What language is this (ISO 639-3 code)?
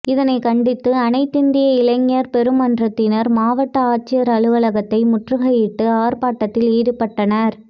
tam